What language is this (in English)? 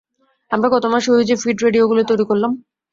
Bangla